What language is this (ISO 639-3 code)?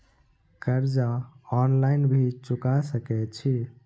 mai